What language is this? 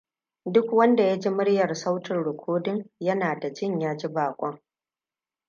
Hausa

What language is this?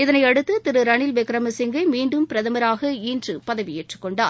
Tamil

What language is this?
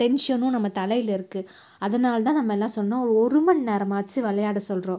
Tamil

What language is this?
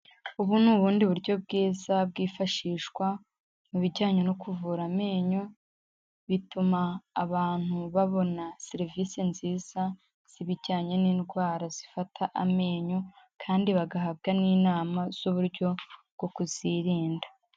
Kinyarwanda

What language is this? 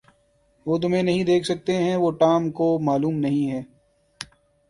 Urdu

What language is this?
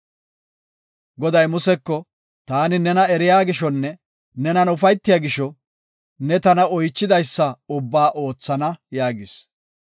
Gofa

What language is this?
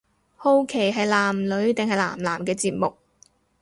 Cantonese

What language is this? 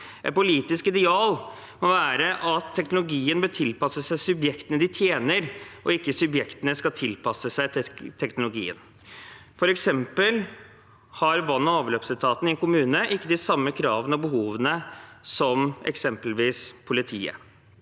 Norwegian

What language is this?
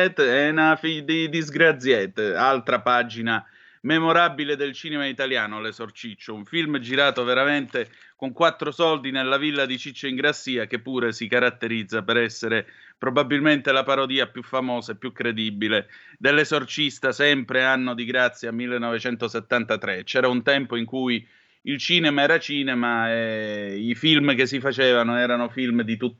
Italian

